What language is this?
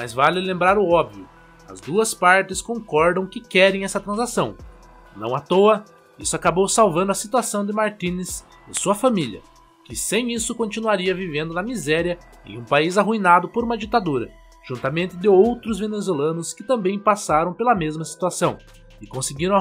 Portuguese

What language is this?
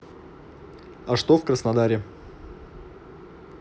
Russian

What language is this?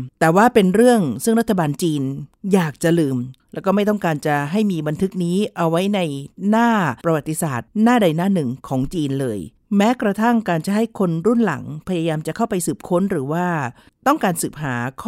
Thai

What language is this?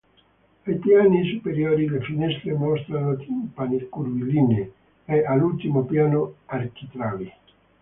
Italian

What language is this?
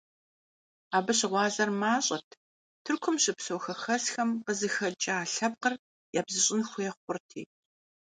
Kabardian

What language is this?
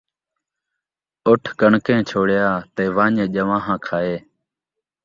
Saraiki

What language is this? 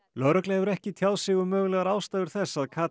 Icelandic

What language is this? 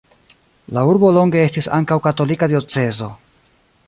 Esperanto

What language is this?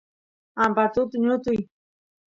Santiago del Estero Quichua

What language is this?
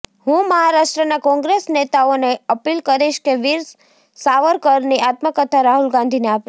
Gujarati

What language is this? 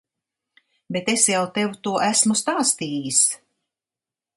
Latvian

